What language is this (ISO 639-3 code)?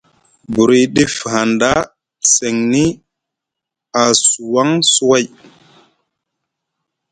mug